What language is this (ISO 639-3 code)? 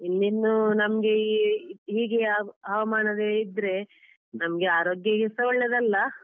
kan